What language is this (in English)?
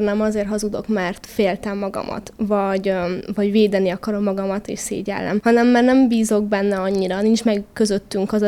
Hungarian